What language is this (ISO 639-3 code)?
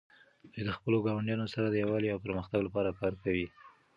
pus